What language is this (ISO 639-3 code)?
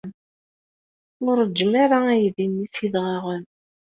kab